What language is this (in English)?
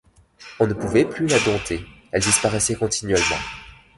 French